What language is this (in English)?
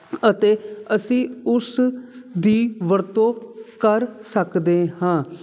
Punjabi